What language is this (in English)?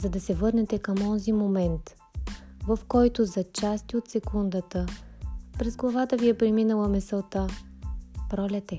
Bulgarian